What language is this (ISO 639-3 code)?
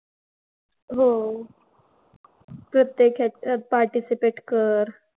mar